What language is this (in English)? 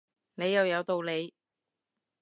Cantonese